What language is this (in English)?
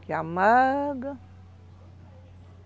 Portuguese